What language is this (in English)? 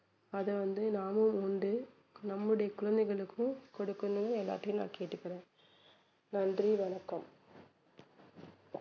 Tamil